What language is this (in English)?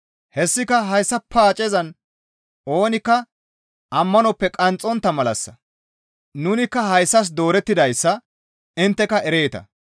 Gamo